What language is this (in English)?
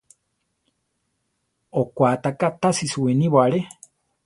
Central Tarahumara